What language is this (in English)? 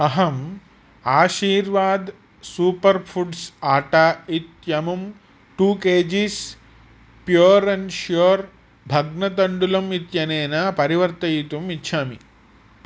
Sanskrit